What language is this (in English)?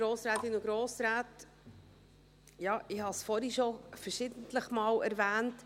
Swiss German